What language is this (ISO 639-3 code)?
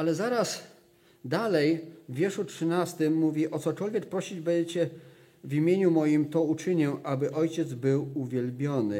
pol